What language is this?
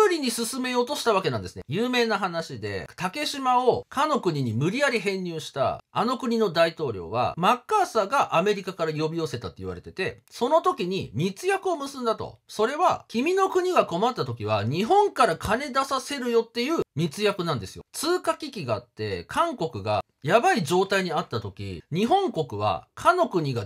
Japanese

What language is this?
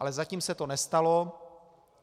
Czech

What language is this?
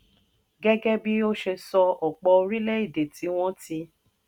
Yoruba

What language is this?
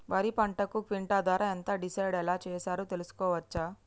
Telugu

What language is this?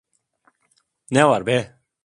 Turkish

